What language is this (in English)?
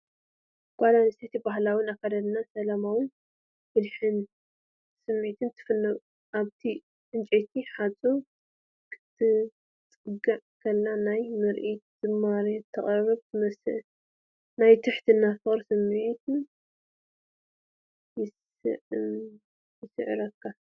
Tigrinya